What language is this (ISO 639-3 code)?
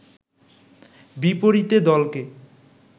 ben